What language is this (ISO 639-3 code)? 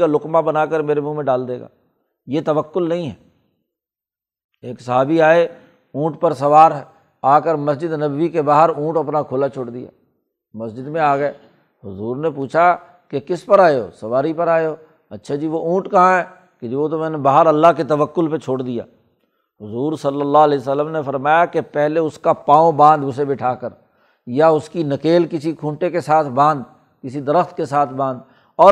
urd